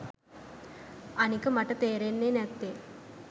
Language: Sinhala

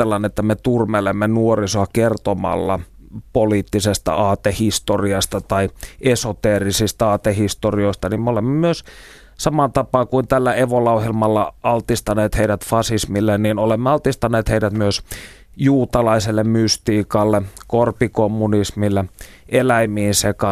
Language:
Finnish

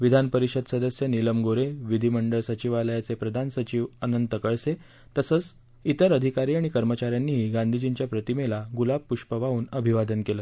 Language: Marathi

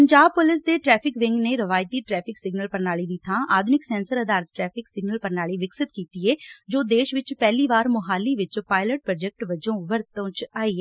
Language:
Punjabi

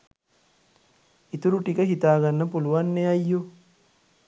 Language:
Sinhala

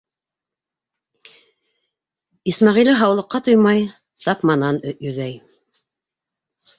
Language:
Bashkir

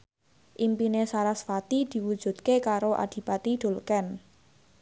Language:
Javanese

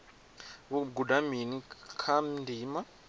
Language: Venda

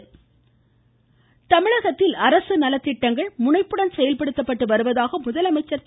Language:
Tamil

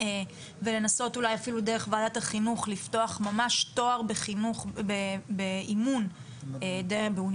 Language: Hebrew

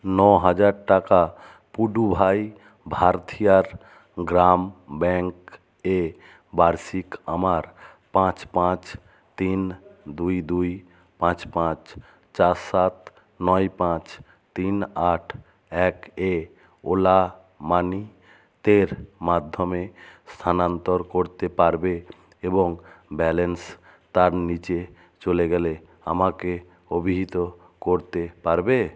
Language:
Bangla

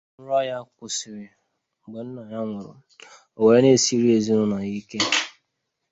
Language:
Igbo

